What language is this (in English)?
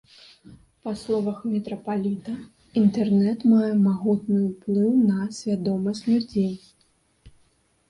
Belarusian